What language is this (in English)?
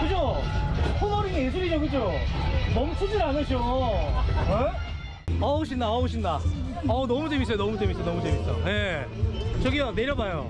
Korean